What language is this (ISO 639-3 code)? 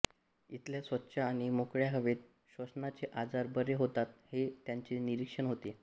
mar